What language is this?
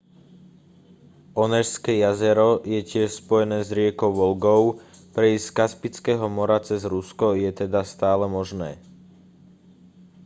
Slovak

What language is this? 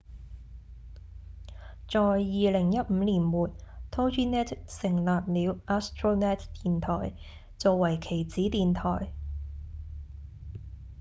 Cantonese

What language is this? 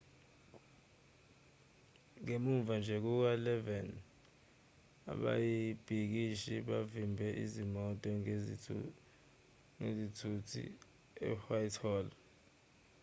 Zulu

